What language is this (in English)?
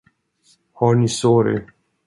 Swedish